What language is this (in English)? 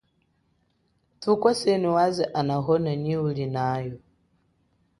Chokwe